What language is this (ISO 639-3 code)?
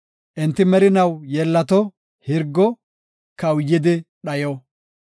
gof